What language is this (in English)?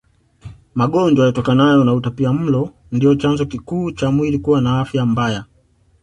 Swahili